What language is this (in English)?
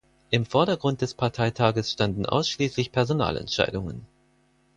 German